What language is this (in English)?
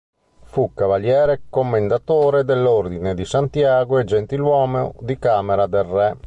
Italian